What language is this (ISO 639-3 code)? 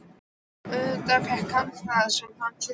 isl